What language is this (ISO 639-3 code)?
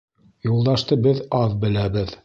bak